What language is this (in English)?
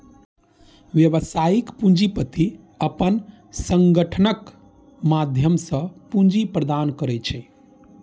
Maithili